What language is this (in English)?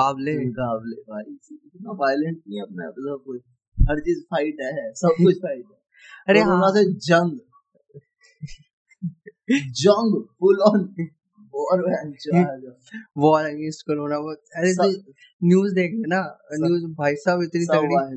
Hindi